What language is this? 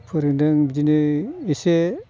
Bodo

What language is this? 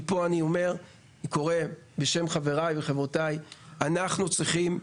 Hebrew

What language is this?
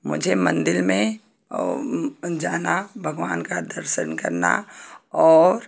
Hindi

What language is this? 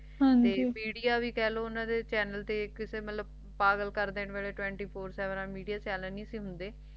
Punjabi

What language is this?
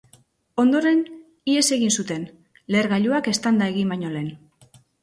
Basque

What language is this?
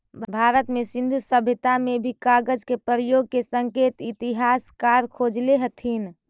Magahi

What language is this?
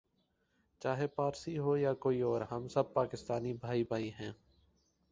Urdu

